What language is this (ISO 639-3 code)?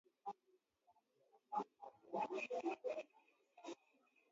swa